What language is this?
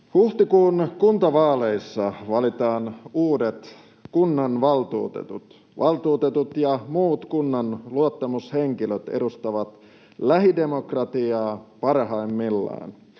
Finnish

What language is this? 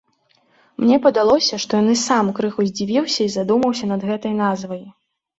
Belarusian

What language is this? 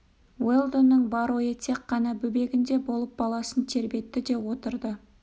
Kazakh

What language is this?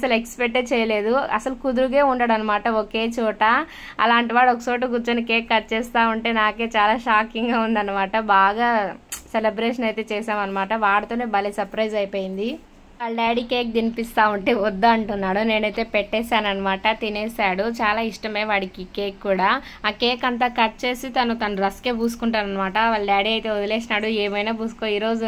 Telugu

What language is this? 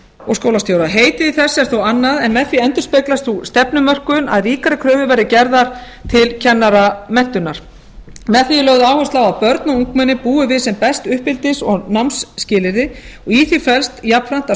Icelandic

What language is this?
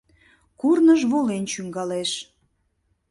Mari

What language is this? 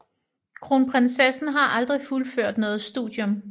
Danish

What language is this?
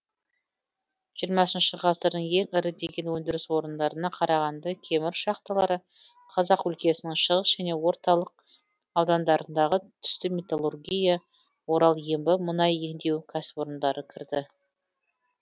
Kazakh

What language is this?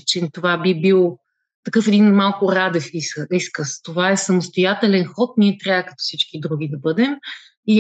Bulgarian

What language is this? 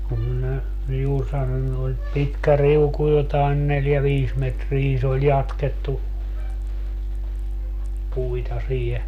Finnish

